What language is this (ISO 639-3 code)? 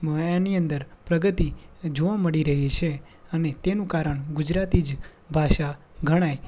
guj